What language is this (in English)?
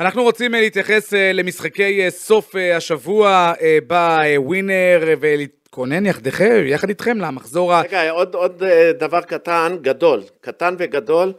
Hebrew